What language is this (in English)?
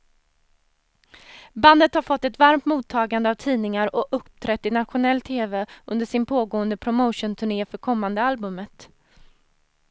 Swedish